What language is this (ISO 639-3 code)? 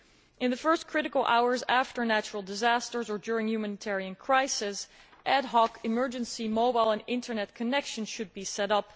eng